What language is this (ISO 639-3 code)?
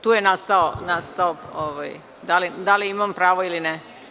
srp